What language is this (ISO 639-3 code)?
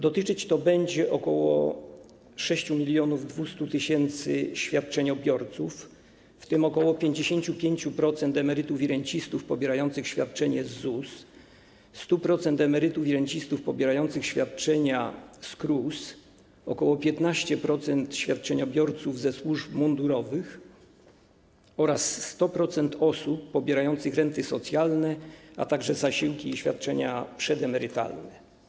pol